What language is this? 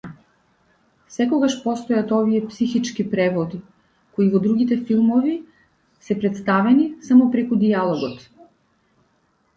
Macedonian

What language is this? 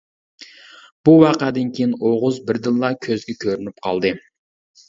Uyghur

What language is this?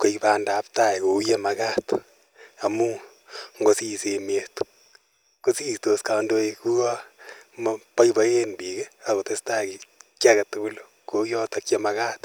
Kalenjin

